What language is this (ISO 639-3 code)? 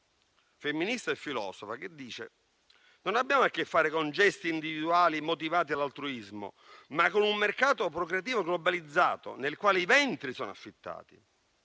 ita